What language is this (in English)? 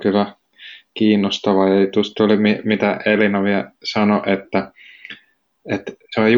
Finnish